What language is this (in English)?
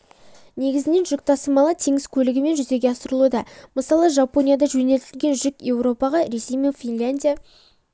Kazakh